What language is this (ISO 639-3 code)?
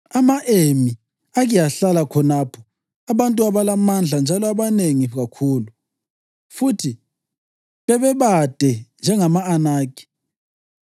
nde